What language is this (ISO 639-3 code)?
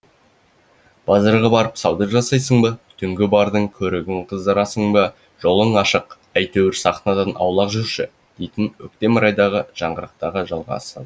kaz